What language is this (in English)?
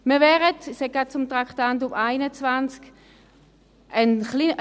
Swiss German